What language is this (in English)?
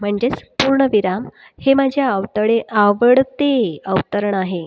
Marathi